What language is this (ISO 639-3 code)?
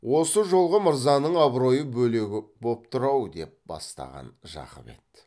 kaz